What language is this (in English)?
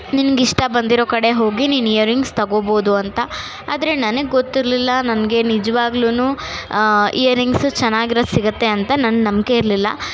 Kannada